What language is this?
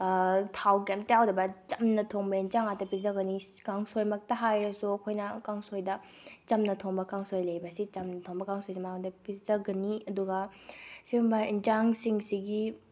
Manipuri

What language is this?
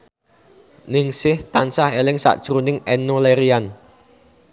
Javanese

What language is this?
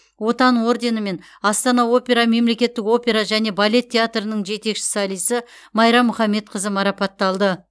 Kazakh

